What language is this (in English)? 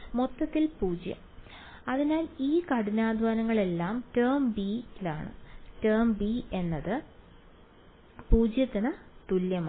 Malayalam